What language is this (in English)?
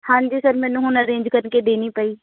Punjabi